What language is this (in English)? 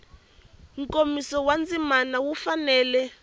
Tsonga